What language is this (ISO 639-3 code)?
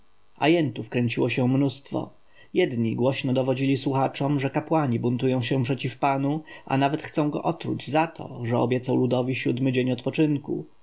pol